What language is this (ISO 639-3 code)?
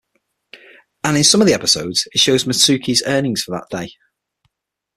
eng